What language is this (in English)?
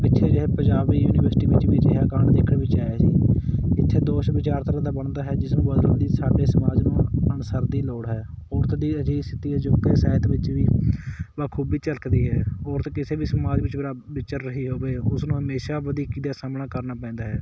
Punjabi